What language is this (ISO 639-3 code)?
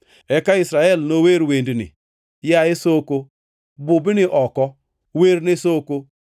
luo